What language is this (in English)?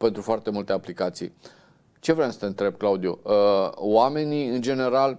Romanian